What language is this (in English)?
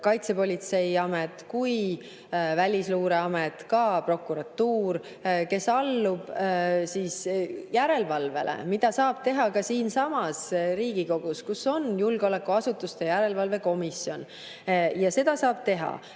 Estonian